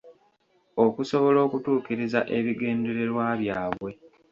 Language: Ganda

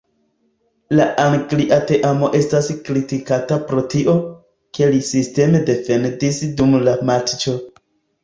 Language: Esperanto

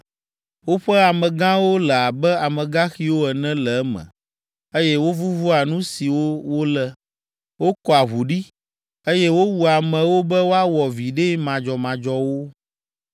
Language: Ewe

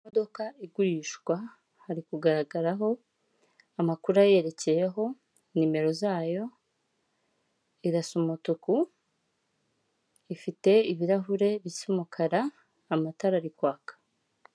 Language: Kinyarwanda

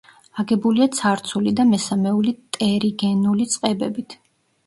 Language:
Georgian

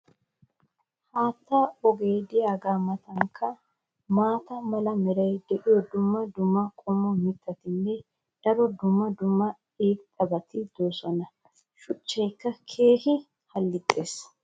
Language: Wolaytta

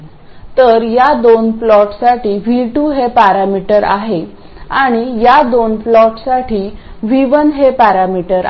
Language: Marathi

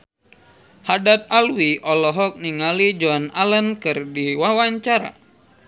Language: Sundanese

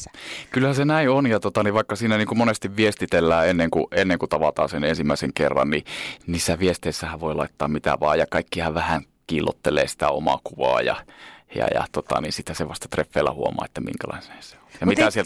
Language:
Finnish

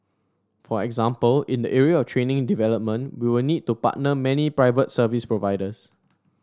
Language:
English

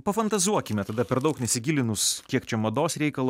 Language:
Lithuanian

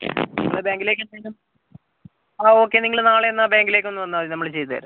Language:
Malayalam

